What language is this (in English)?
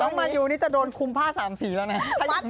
Thai